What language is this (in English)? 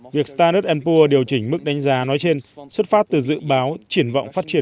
Vietnamese